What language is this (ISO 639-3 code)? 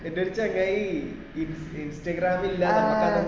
mal